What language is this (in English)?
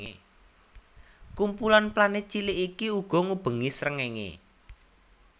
Javanese